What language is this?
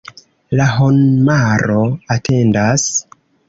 Esperanto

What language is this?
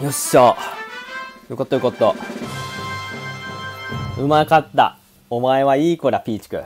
Japanese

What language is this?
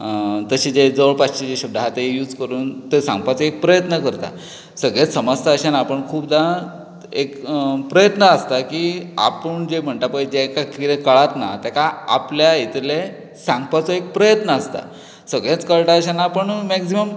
Konkani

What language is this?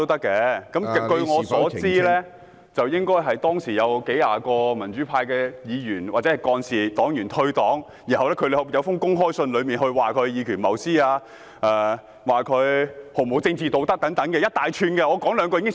Cantonese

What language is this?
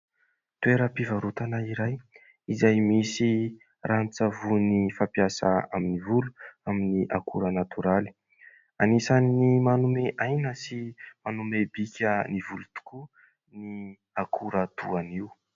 Malagasy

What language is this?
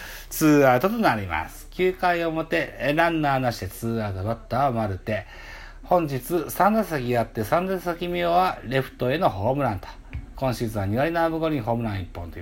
Japanese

